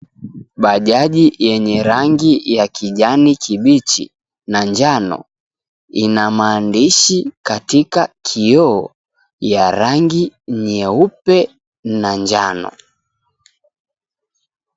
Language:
Swahili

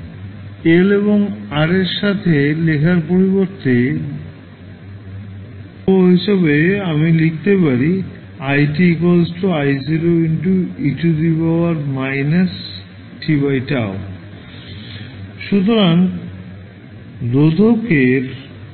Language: Bangla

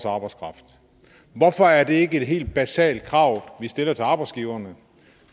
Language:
Danish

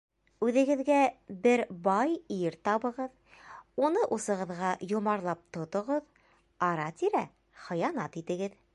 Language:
Bashkir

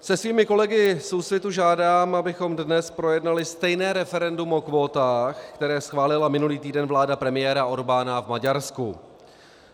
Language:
Czech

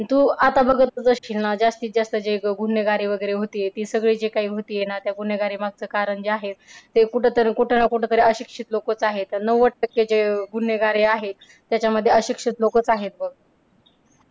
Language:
Marathi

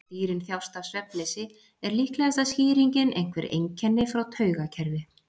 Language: Icelandic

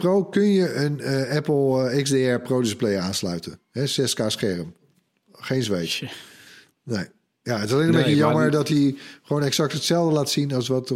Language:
Dutch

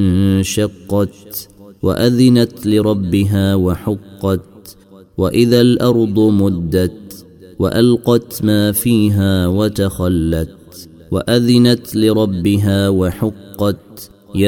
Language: Arabic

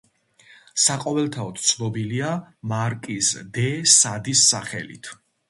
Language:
Georgian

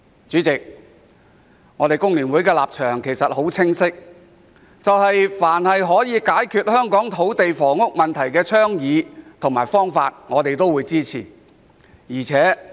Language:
Cantonese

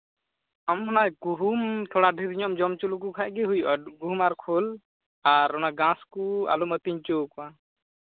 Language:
Santali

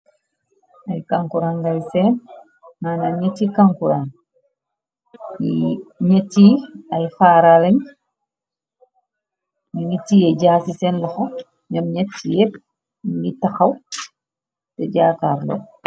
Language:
Wolof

